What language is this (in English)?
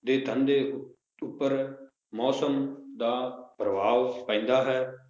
Punjabi